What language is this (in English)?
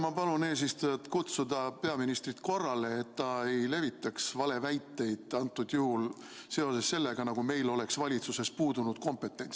Estonian